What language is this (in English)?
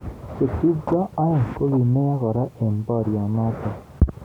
Kalenjin